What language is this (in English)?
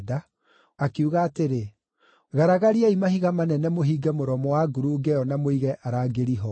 Kikuyu